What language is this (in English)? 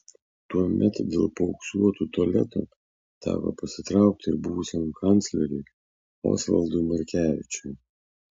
Lithuanian